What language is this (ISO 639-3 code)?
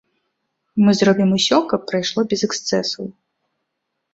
bel